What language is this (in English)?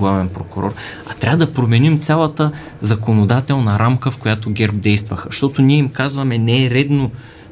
Bulgarian